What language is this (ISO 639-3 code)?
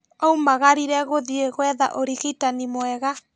kik